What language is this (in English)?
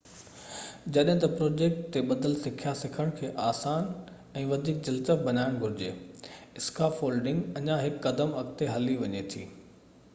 Sindhi